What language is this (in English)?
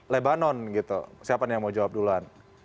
Indonesian